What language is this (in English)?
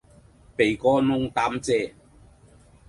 Cantonese